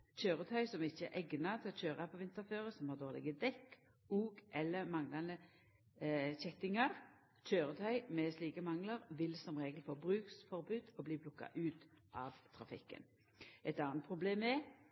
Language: Norwegian Nynorsk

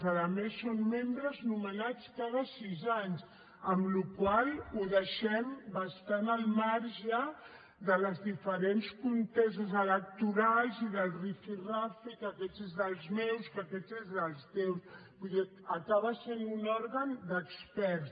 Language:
Catalan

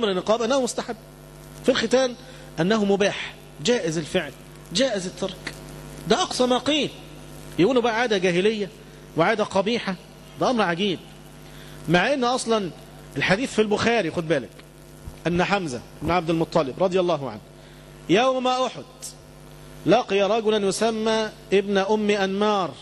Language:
Arabic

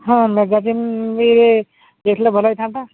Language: Odia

